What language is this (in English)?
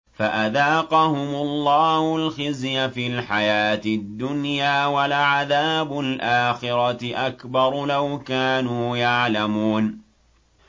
Arabic